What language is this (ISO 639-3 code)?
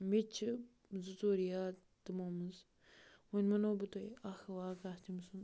kas